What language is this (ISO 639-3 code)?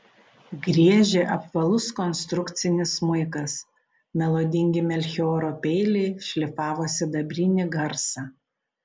lit